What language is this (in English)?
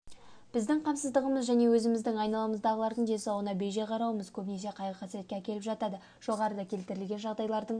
Kazakh